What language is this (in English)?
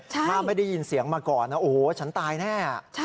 Thai